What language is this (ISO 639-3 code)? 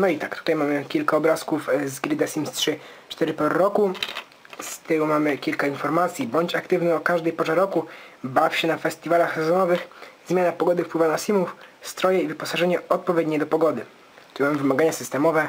pol